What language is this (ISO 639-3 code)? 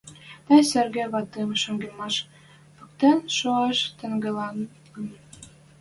mrj